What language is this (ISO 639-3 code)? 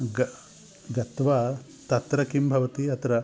san